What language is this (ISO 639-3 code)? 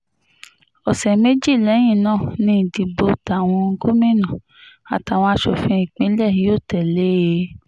yor